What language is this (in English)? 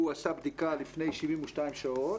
Hebrew